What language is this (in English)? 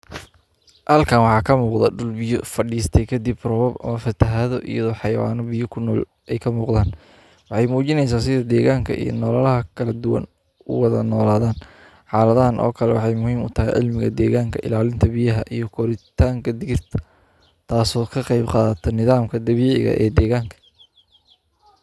Somali